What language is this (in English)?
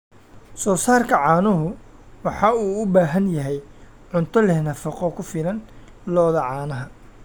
Somali